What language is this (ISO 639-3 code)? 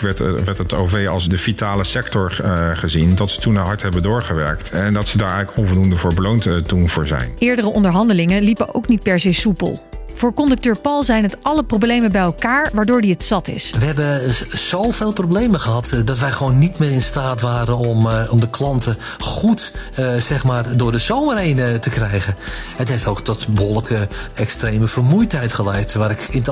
nld